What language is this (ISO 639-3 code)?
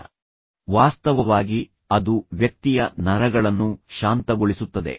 kan